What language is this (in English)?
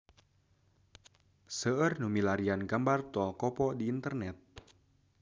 Sundanese